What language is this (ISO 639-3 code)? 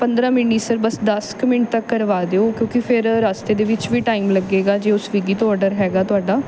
pan